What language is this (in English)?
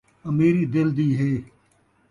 Saraiki